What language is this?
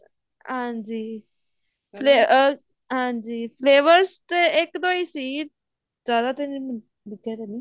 Punjabi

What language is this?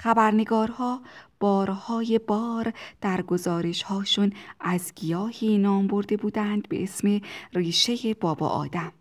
Persian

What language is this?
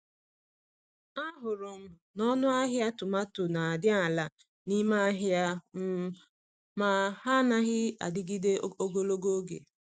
Igbo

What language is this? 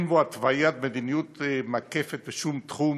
Hebrew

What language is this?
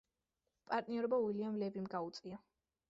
Georgian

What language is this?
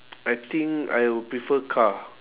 English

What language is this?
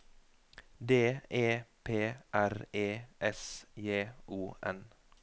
Norwegian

